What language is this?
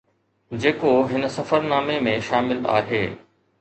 Sindhi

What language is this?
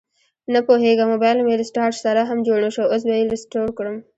Pashto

